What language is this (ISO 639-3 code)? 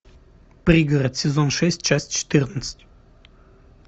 rus